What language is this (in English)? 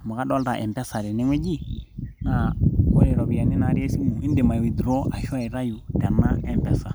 Masai